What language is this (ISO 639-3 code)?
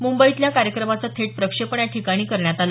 mar